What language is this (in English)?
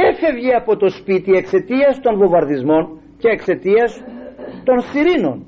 Greek